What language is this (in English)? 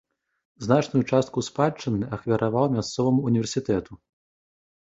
Belarusian